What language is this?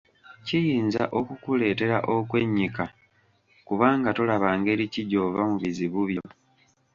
Ganda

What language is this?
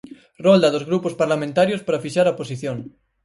Galician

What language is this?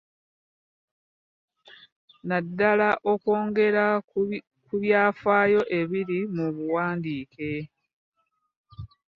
Ganda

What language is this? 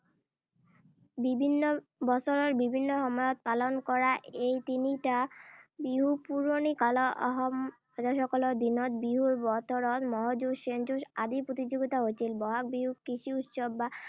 Assamese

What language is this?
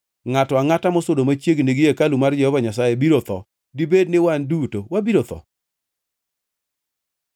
Luo (Kenya and Tanzania)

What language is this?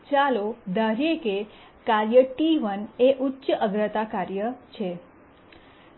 Gujarati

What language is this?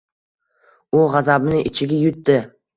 Uzbek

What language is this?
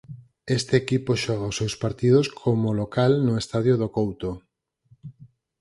Galician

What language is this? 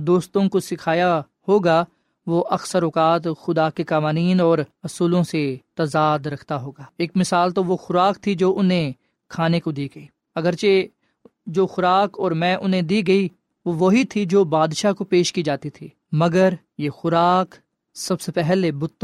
Urdu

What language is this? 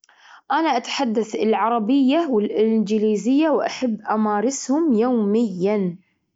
Gulf Arabic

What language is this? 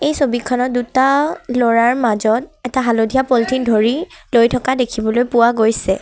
Assamese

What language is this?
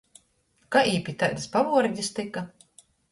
Latgalian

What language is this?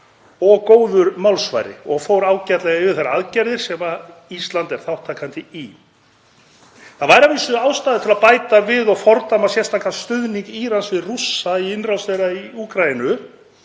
Icelandic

